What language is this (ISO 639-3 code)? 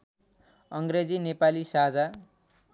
nep